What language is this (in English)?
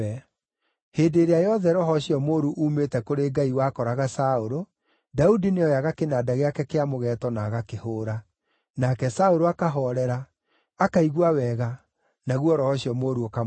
Kikuyu